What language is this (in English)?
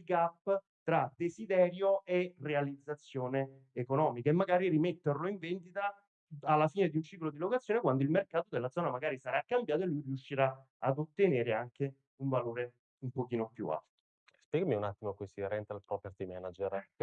Italian